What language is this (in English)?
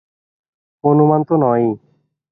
Bangla